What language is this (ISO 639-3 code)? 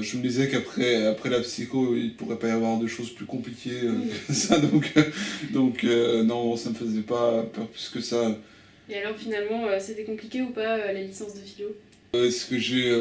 fra